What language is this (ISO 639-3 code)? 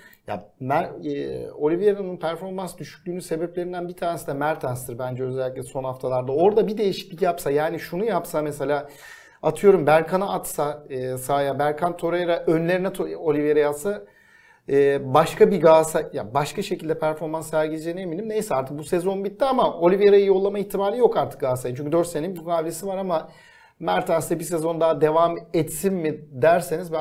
tur